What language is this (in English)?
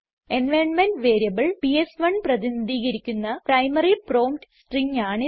Malayalam